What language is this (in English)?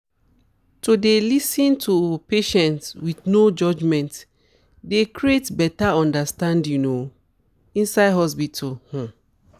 Nigerian Pidgin